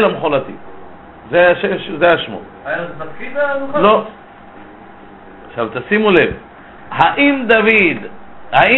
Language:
Hebrew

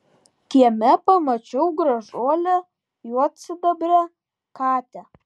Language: Lithuanian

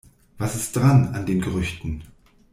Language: German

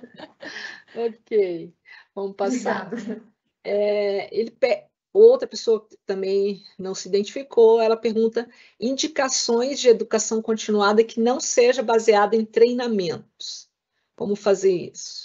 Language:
Portuguese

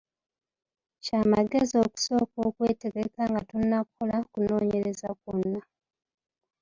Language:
Ganda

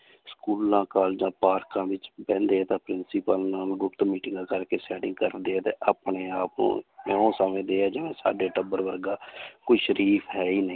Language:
Punjabi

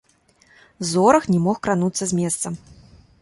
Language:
Belarusian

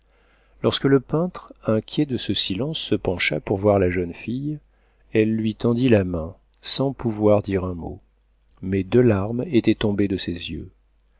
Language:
French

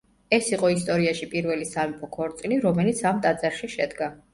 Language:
Georgian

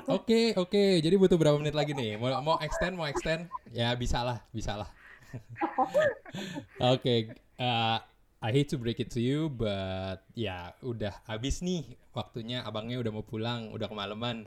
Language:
Indonesian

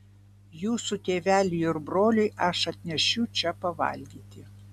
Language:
Lithuanian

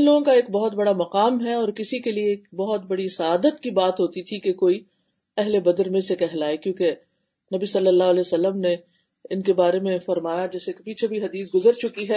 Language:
Urdu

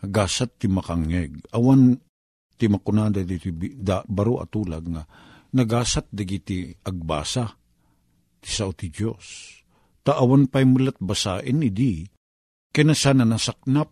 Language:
Filipino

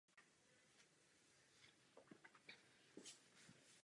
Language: Czech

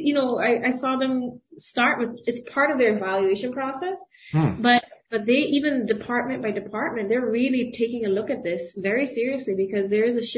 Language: English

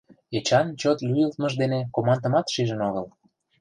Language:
Mari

